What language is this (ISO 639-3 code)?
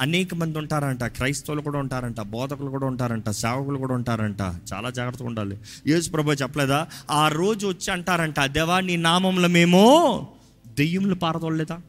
tel